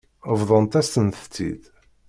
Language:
Kabyle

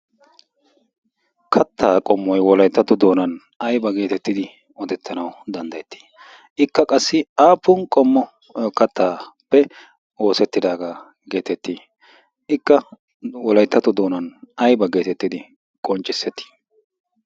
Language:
Wolaytta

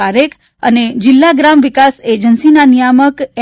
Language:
Gujarati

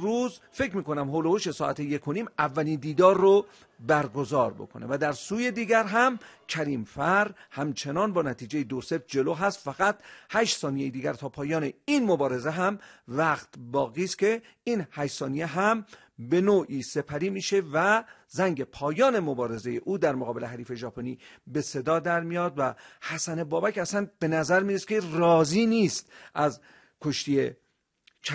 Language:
Persian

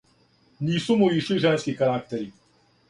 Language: Serbian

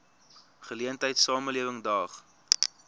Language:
Afrikaans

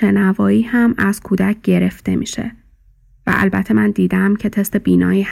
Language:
Persian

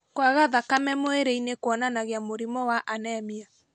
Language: Kikuyu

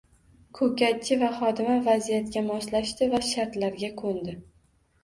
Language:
Uzbek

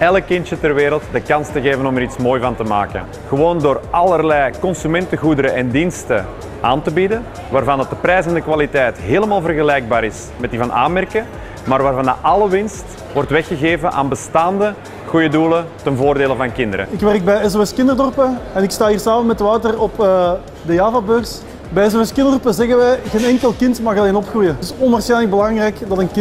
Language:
Dutch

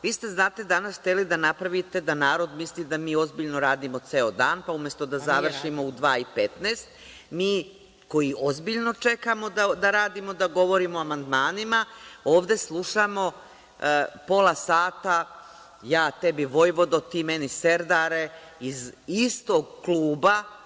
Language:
Serbian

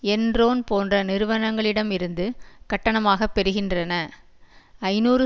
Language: Tamil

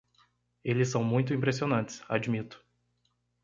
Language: Portuguese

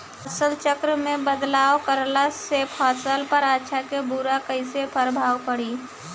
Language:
Bhojpuri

